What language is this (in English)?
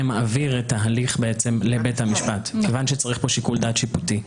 Hebrew